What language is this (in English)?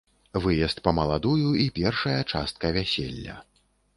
Belarusian